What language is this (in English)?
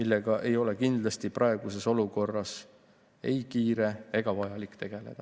Estonian